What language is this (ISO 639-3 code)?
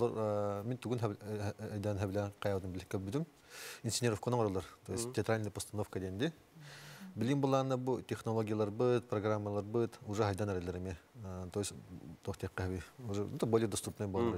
tur